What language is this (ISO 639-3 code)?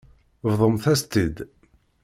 kab